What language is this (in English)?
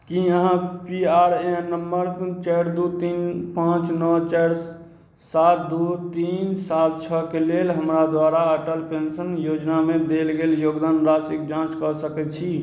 Maithili